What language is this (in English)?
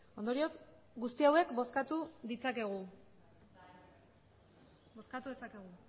Basque